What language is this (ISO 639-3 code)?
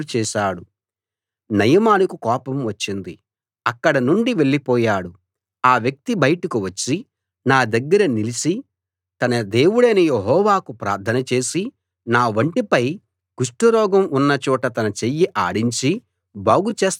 tel